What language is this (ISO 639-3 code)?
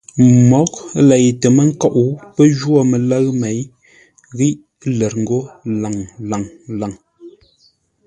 nla